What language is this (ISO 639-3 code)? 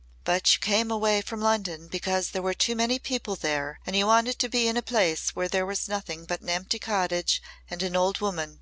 eng